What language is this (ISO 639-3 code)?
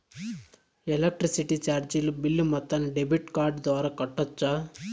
tel